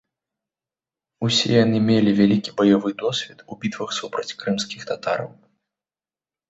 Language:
Belarusian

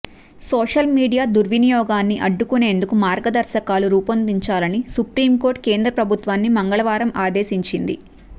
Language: Telugu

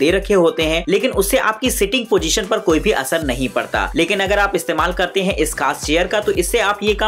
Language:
Hindi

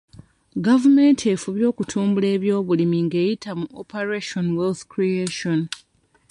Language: Ganda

